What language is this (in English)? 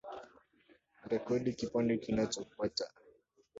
Swahili